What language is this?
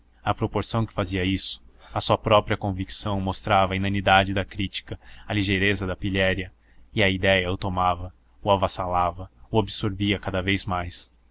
Portuguese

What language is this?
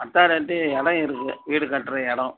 Tamil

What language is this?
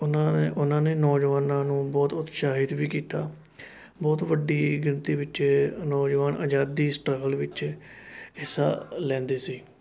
Punjabi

